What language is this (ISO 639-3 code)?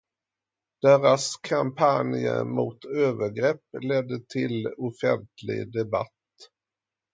swe